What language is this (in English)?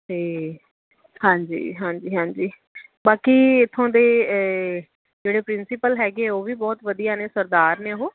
Punjabi